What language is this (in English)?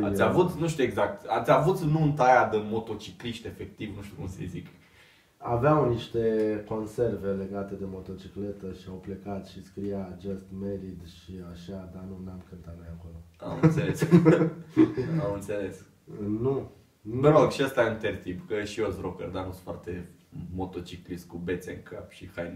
Romanian